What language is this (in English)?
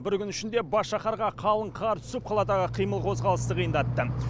Kazakh